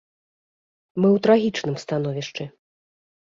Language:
Belarusian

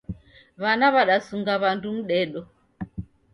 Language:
Taita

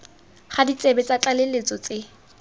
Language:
Tswana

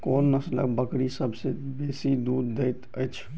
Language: Maithili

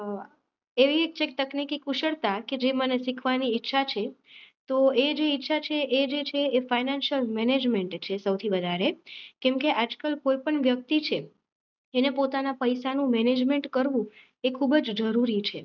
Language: Gujarati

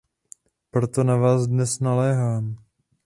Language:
Czech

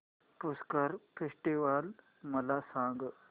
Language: Marathi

